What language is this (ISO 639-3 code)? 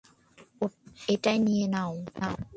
ben